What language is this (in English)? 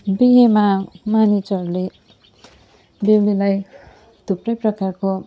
Nepali